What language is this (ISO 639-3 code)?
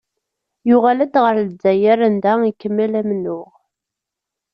kab